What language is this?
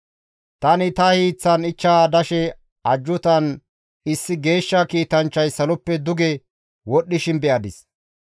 Gamo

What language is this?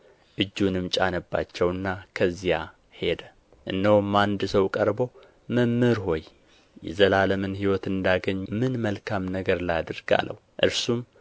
Amharic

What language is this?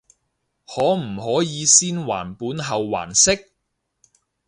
Cantonese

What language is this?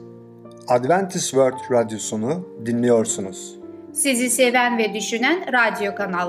Turkish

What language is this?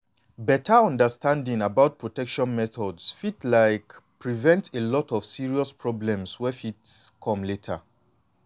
Nigerian Pidgin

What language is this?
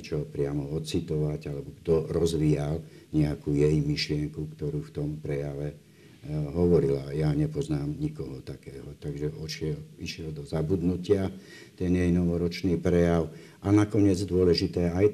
Slovak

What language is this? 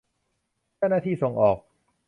Thai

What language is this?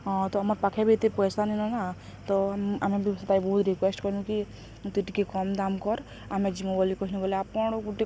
Odia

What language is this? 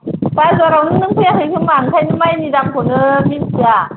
Bodo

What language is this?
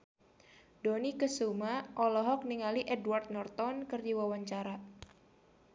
Sundanese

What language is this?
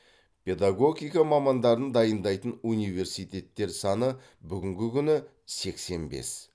Kazakh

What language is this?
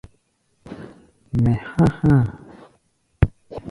Gbaya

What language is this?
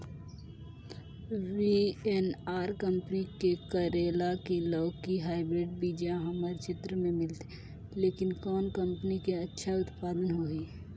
Chhattisgarhi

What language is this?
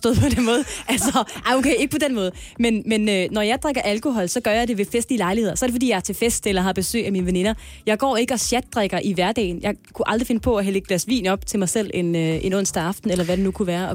Danish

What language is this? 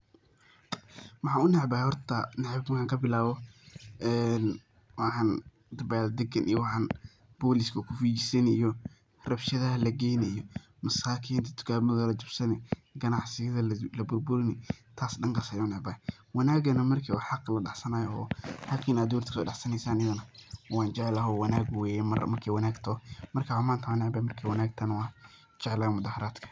Somali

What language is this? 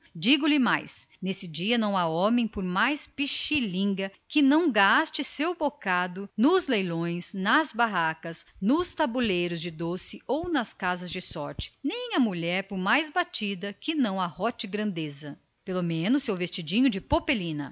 Portuguese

